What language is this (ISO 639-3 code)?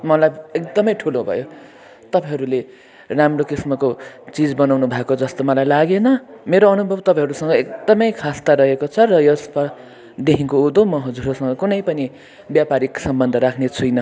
nep